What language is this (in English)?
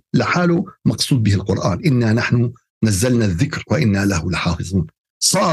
Arabic